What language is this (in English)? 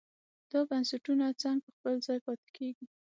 Pashto